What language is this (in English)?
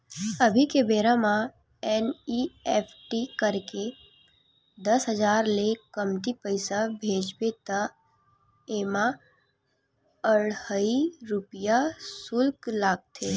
Chhattisgarhi